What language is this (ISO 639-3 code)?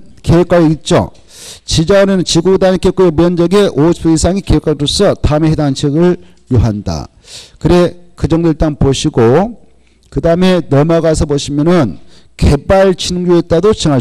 kor